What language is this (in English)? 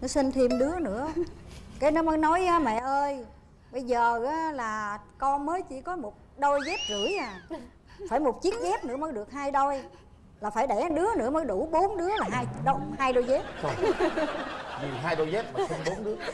Vietnamese